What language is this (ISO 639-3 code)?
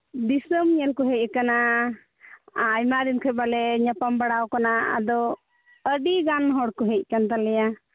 sat